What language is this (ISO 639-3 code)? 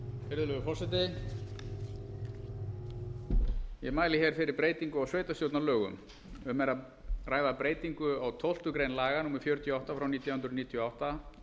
isl